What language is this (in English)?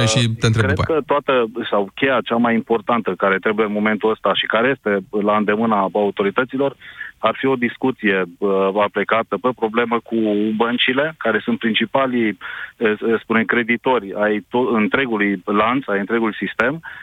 Romanian